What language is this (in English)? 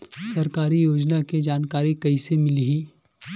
Chhattisgarhi